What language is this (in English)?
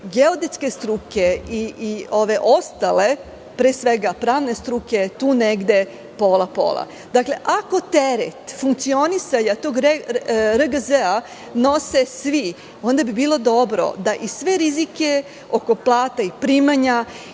Serbian